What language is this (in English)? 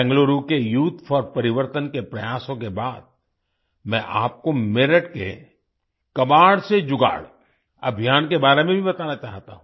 Hindi